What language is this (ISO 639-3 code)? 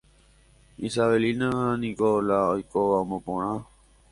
grn